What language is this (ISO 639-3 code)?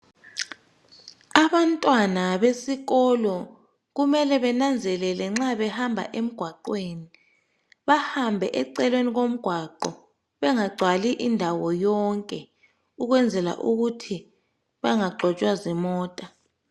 nde